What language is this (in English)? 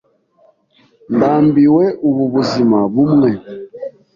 Kinyarwanda